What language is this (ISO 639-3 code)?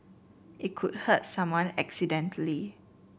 eng